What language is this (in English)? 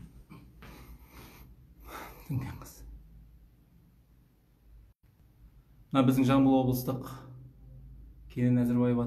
Turkish